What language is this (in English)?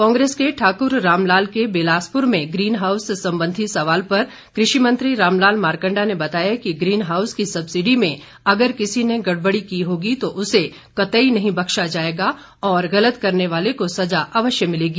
Hindi